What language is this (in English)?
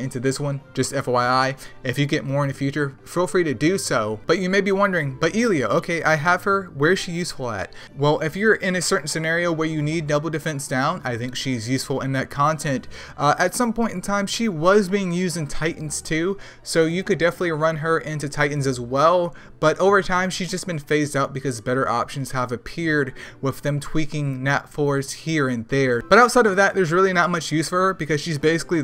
English